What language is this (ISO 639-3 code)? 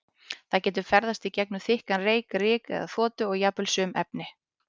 isl